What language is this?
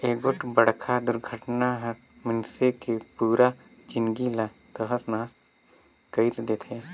Chhattisgarhi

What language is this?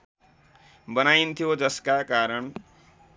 Nepali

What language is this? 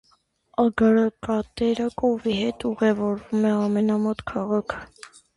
Armenian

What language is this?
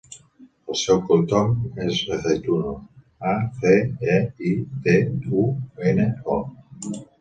Catalan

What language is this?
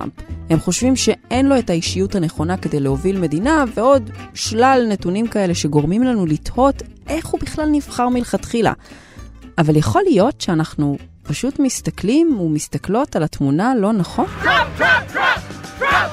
Hebrew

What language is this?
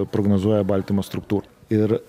Lithuanian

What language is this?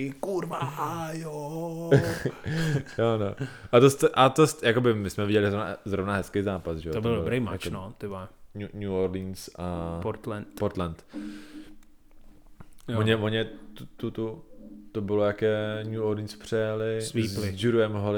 Czech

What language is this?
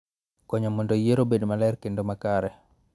Luo (Kenya and Tanzania)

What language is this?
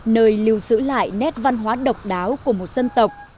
Vietnamese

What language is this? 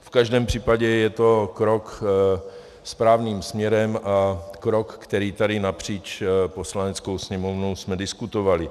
Czech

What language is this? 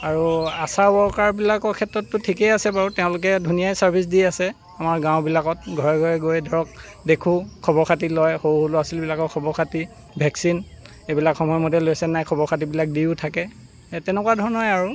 Assamese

